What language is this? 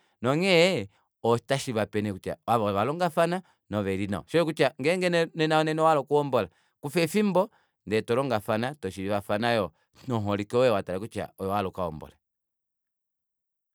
Kuanyama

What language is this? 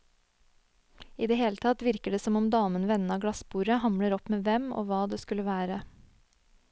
Norwegian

